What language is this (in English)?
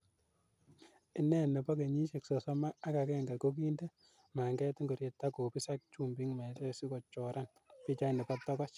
Kalenjin